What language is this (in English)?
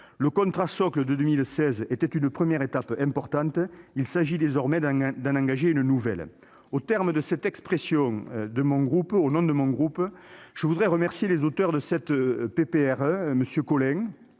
French